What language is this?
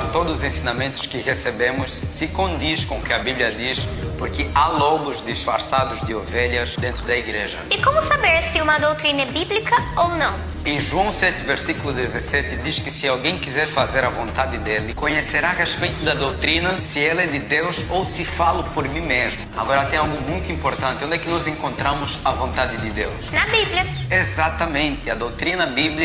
Portuguese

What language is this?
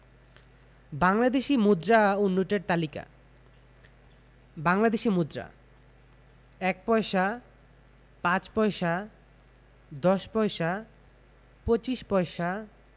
Bangla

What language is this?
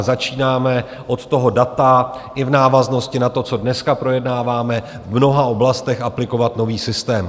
Czech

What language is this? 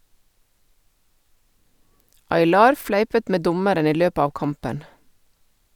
Norwegian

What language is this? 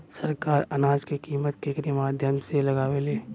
Bhojpuri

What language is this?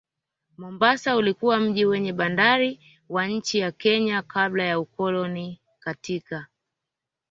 Swahili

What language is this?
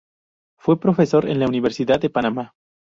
Spanish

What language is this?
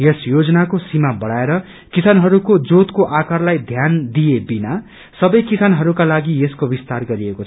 Nepali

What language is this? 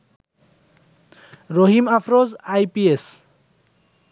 Bangla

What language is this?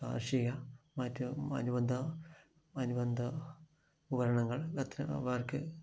Malayalam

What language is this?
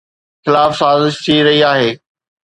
Sindhi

